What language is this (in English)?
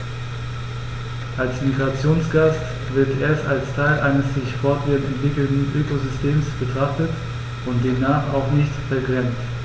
German